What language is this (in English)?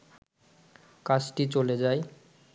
Bangla